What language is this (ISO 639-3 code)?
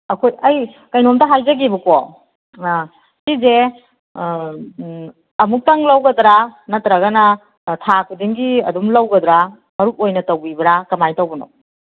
mni